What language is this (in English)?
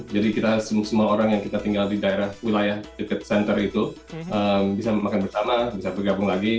Indonesian